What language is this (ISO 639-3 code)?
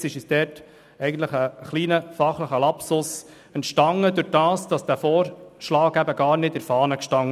gsw